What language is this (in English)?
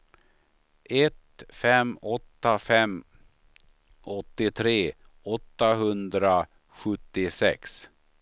Swedish